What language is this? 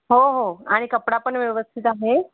Marathi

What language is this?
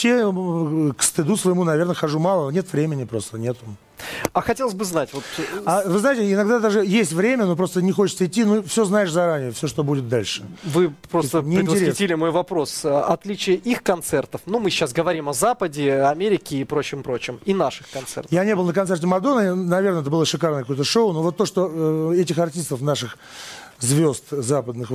Russian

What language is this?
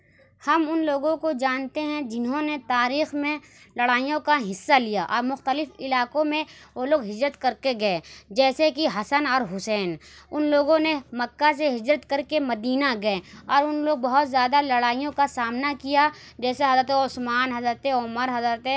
Urdu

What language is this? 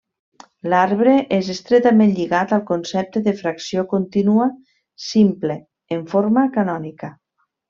Catalan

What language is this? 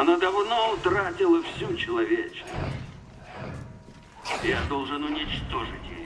Russian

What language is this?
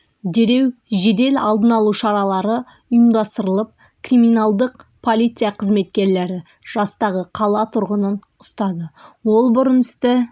Kazakh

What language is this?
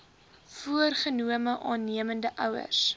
Afrikaans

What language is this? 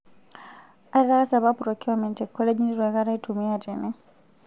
Masai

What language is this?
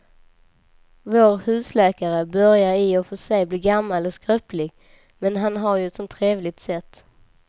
Swedish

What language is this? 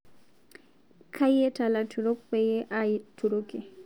Masai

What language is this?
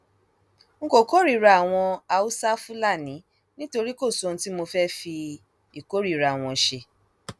Yoruba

